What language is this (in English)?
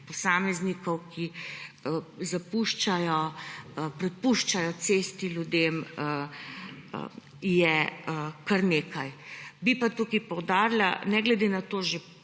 Slovenian